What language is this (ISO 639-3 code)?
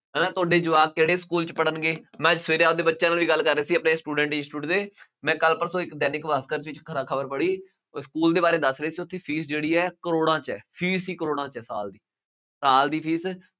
pan